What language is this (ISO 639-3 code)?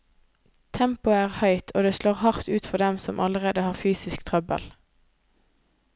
nor